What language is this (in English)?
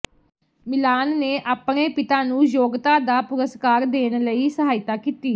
Punjabi